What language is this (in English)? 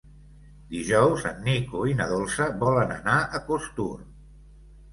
Catalan